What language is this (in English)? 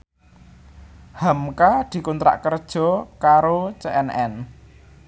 Javanese